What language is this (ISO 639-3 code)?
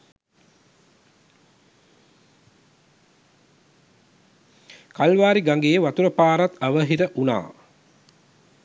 sin